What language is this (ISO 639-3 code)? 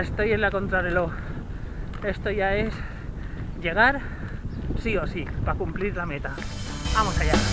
spa